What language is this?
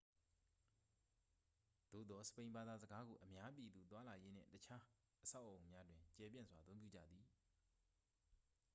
Burmese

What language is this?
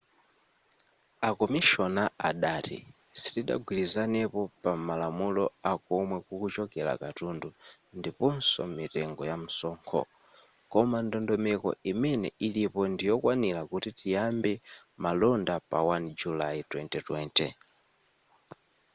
Nyanja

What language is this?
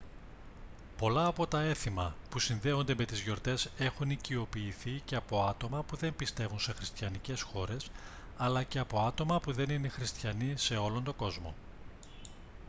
Greek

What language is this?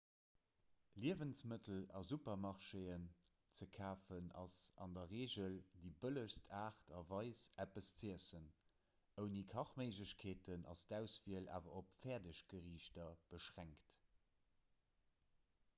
Luxembourgish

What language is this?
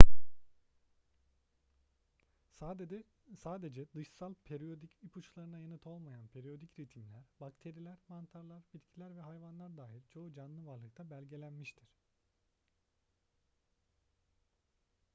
Turkish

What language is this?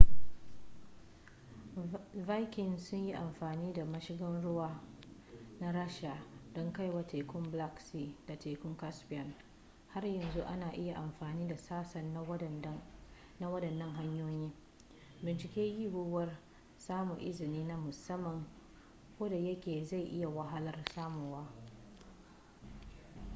Hausa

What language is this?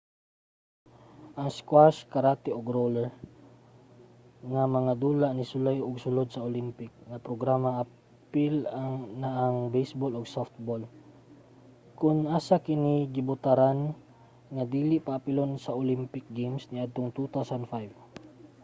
Cebuano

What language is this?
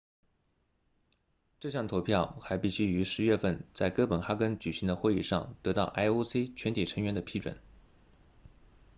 Chinese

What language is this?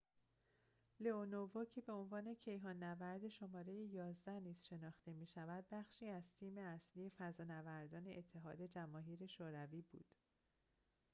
Persian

